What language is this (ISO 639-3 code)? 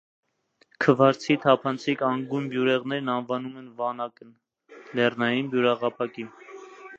hye